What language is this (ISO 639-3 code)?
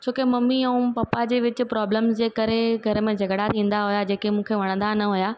snd